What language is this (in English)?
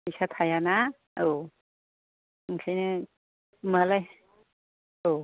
Bodo